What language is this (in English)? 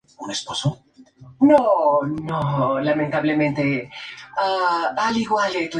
Spanish